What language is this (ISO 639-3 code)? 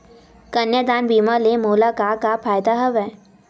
hne